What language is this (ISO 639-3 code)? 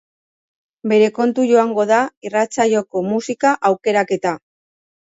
eus